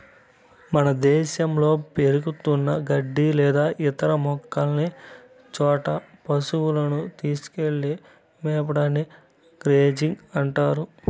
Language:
Telugu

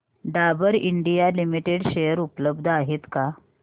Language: Marathi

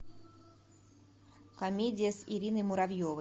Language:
Russian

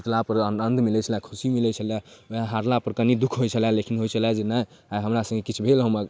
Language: Maithili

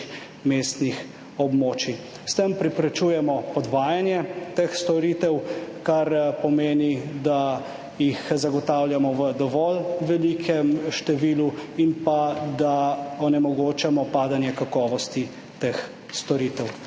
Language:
Slovenian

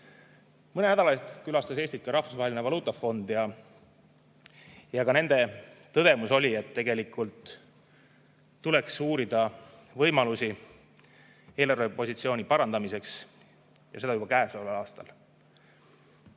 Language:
Estonian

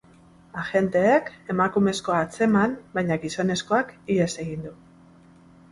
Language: Basque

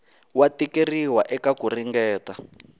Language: Tsonga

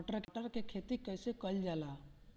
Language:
Bhojpuri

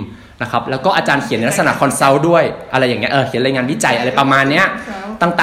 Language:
Thai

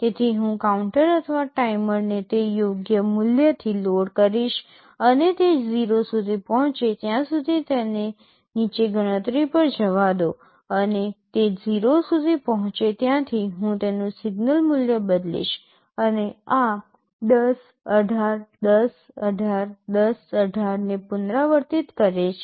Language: Gujarati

